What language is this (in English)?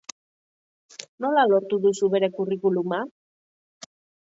Basque